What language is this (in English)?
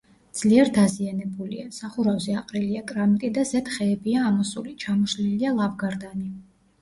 Georgian